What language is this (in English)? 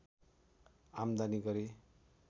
Nepali